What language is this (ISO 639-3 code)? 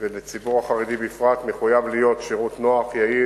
heb